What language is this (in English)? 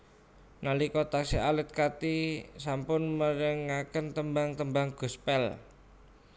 Javanese